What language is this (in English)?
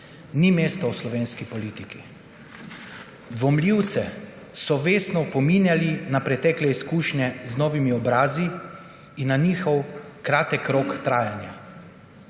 Slovenian